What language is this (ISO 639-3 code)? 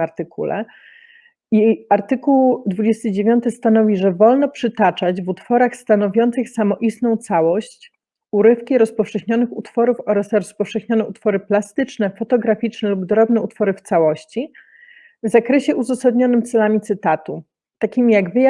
pol